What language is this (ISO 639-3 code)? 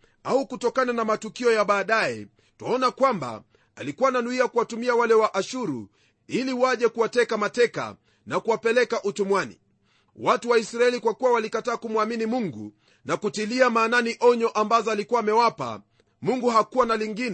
swa